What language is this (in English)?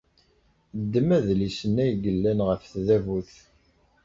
Kabyle